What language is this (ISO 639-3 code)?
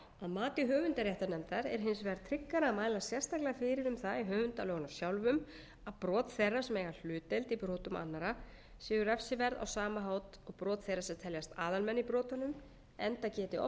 isl